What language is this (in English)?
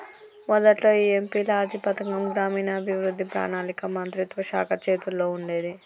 Telugu